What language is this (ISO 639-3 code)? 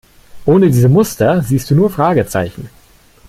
deu